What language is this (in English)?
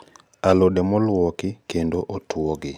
Luo (Kenya and Tanzania)